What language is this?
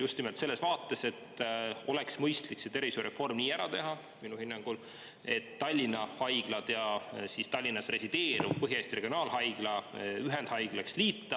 Estonian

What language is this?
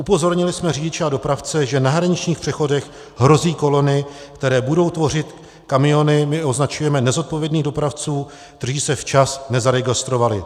Czech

